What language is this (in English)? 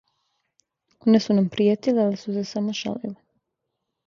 Serbian